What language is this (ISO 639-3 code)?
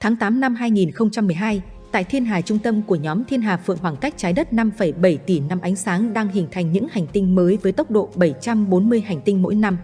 vie